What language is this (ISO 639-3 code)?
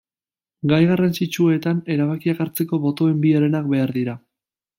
eus